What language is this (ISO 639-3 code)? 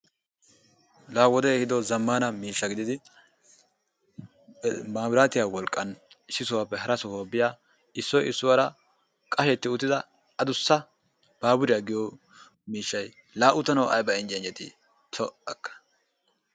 wal